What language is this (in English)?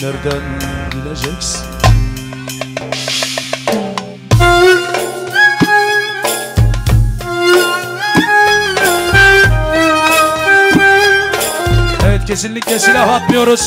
Turkish